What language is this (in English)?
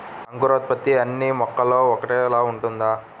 Telugu